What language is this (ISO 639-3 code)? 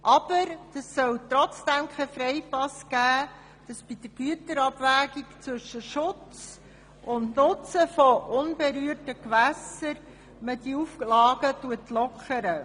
gsw